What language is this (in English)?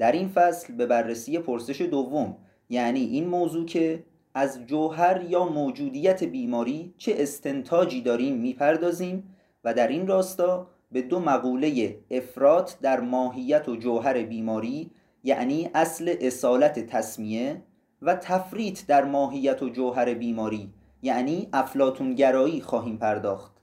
Persian